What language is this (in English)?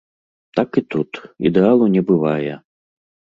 Belarusian